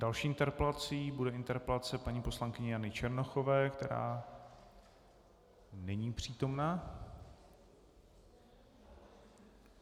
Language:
Czech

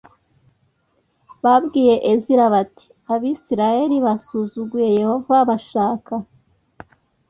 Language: Kinyarwanda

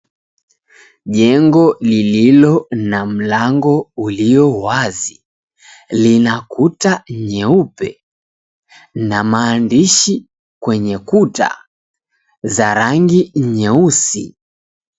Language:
Swahili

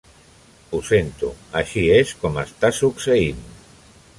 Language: Catalan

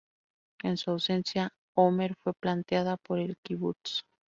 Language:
Spanish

